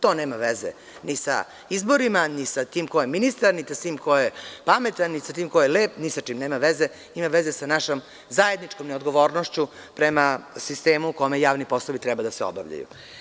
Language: Serbian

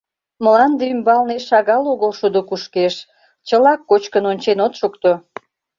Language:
Mari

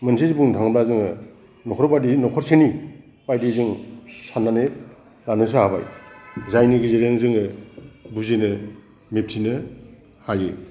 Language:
Bodo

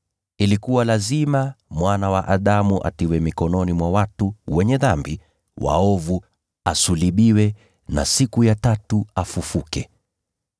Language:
Swahili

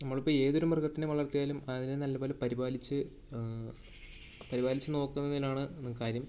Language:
Malayalam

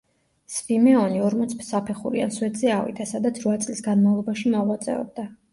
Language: Georgian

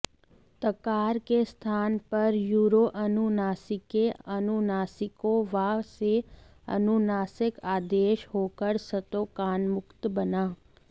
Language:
Sanskrit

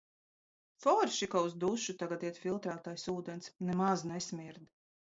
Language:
Latvian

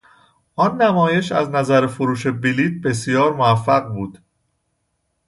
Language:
Persian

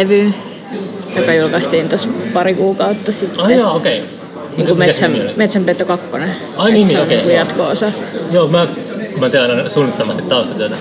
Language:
Finnish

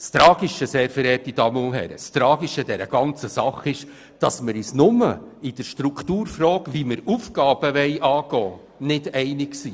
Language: Swiss German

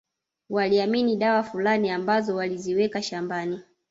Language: Swahili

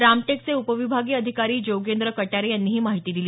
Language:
Marathi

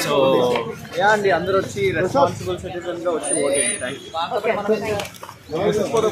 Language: Turkish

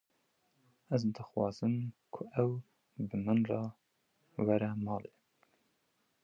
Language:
Kurdish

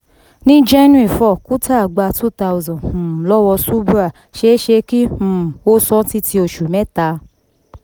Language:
Yoruba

